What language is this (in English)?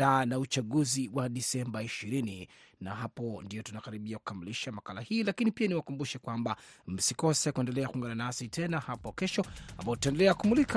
Swahili